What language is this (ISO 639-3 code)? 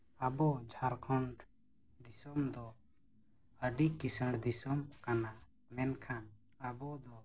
sat